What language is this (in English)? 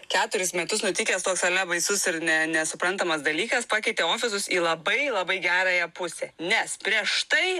Lithuanian